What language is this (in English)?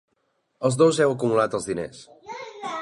Catalan